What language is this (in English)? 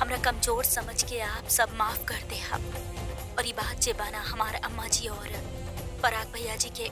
Hindi